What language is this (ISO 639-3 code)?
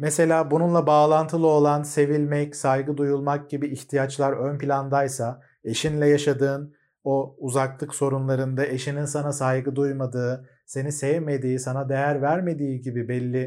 tur